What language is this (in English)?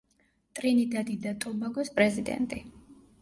Georgian